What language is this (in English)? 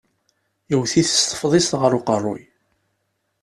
Kabyle